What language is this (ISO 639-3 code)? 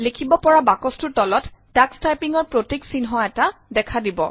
asm